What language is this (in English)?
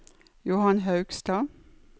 Norwegian